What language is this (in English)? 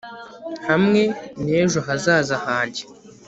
Kinyarwanda